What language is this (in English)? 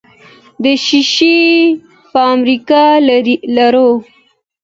Pashto